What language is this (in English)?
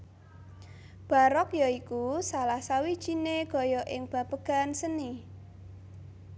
Javanese